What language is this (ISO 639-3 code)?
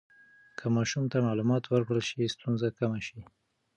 pus